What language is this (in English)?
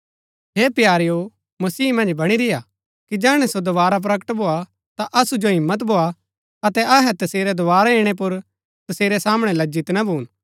Gaddi